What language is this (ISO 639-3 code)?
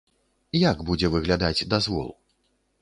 bel